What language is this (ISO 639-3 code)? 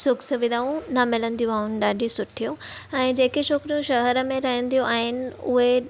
snd